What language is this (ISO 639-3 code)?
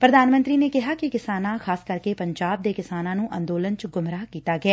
pan